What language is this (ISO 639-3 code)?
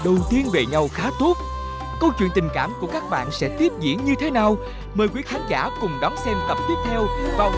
vie